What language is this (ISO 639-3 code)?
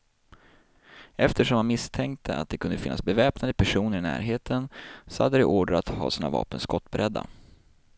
swe